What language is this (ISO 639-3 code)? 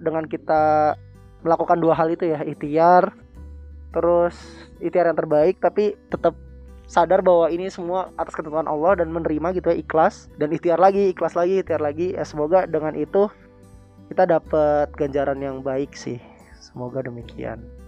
ind